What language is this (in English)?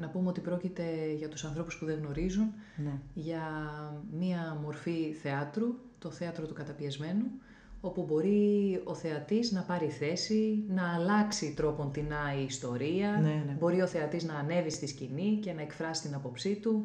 Greek